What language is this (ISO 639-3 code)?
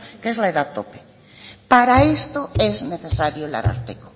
spa